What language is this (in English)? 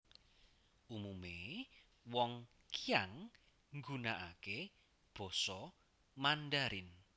Javanese